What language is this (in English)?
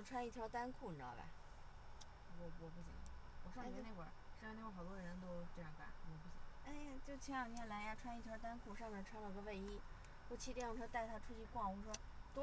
Chinese